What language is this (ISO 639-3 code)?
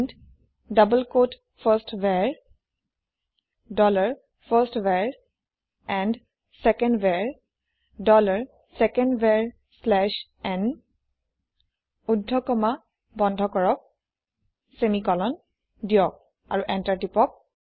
asm